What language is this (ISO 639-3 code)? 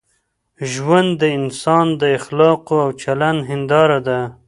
pus